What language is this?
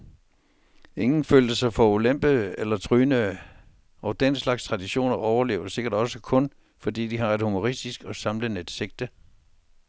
Danish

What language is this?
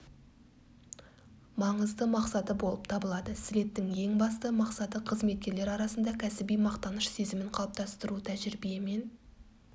Kazakh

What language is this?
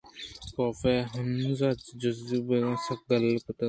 Eastern Balochi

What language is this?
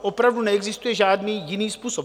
Czech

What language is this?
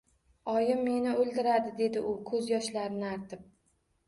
Uzbek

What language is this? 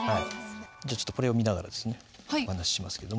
Japanese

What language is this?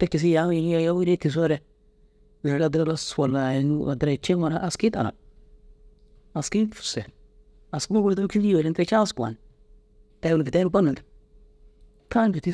Dazaga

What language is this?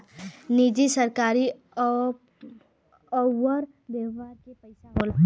Bhojpuri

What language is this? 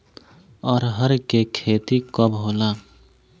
Bhojpuri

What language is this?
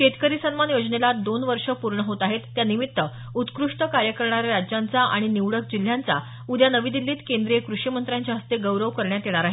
Marathi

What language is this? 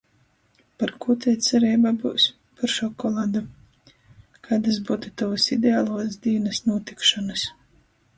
Latgalian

